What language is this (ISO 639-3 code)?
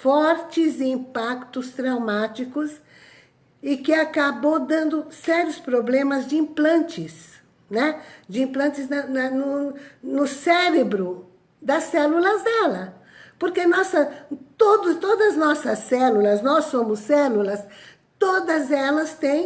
por